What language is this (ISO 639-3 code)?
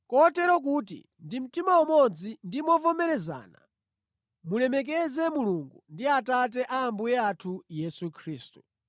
nya